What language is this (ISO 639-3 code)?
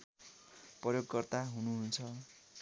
nep